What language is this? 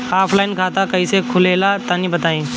Bhojpuri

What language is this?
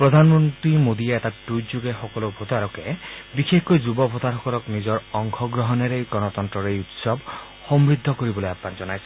Assamese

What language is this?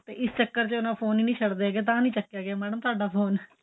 Punjabi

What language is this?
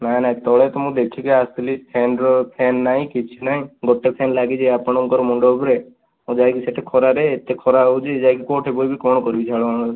Odia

